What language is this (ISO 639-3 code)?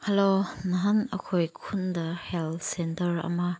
mni